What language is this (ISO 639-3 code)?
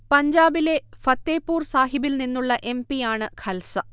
mal